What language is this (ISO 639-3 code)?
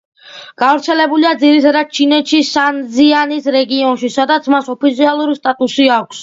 kat